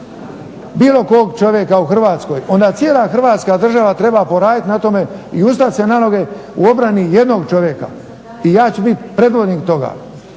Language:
Croatian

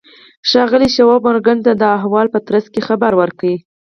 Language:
Pashto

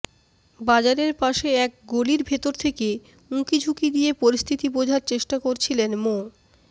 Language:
Bangla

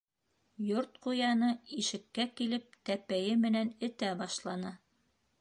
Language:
Bashkir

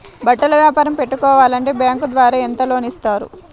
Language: Telugu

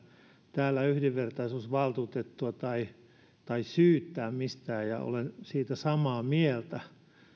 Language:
Finnish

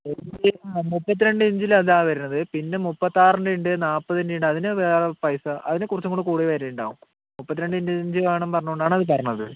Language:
Malayalam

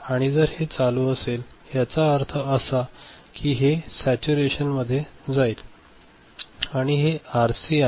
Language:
Marathi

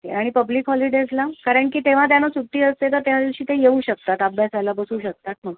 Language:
Marathi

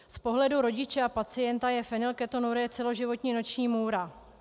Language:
Czech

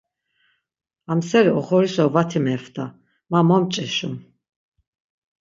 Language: Laz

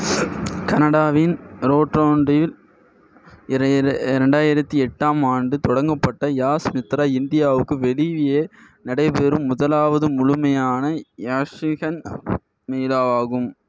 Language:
Tamil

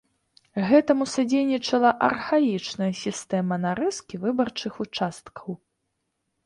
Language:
Belarusian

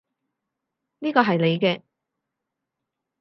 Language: Cantonese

